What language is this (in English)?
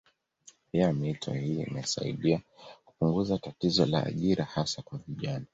Swahili